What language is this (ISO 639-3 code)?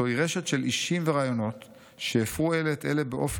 heb